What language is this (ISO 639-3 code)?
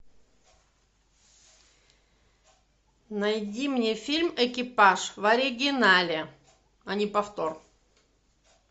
rus